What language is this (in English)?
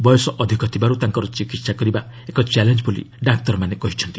Odia